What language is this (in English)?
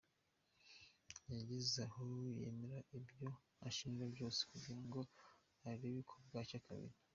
Kinyarwanda